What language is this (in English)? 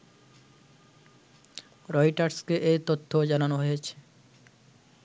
Bangla